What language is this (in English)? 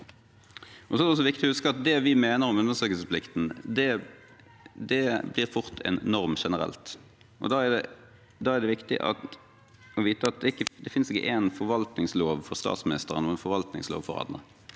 Norwegian